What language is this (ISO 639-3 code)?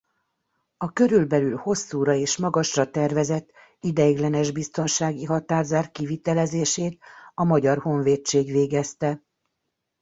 hun